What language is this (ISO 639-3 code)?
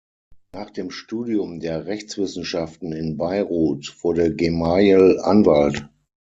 deu